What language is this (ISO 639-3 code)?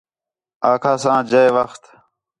xhe